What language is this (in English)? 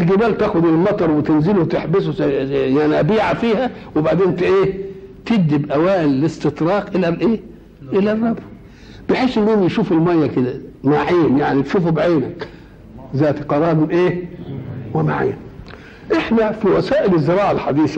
Arabic